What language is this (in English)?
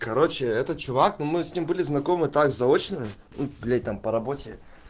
Russian